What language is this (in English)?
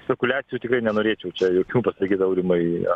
Lithuanian